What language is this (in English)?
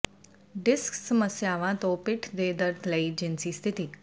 Punjabi